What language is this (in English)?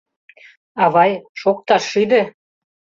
Mari